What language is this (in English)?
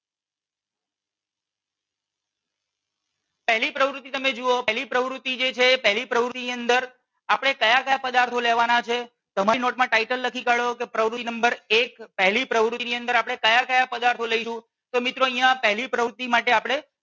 Gujarati